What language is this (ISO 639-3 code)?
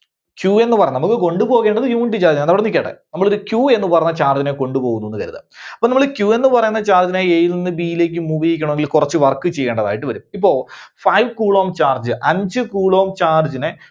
mal